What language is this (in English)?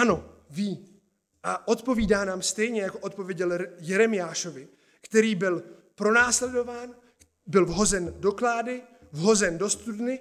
Czech